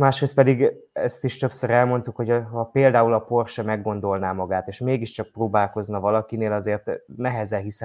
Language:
Hungarian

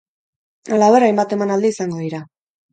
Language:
Basque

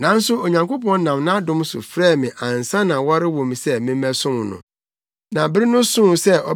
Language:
Akan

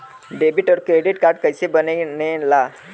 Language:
Bhojpuri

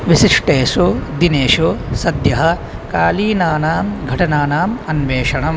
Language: Sanskrit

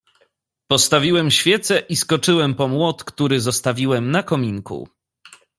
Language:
Polish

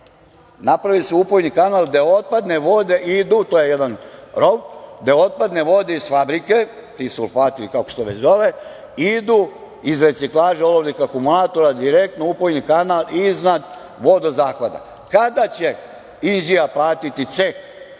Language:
Serbian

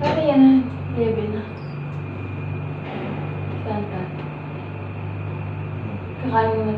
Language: Filipino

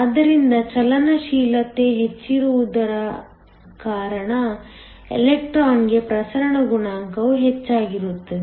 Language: Kannada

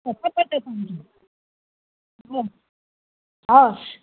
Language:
Nepali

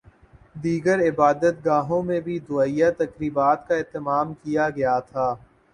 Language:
Urdu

